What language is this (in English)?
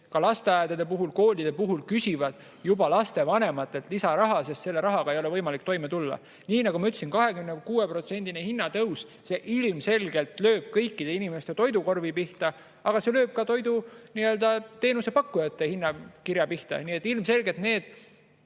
Estonian